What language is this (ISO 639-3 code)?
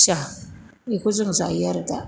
brx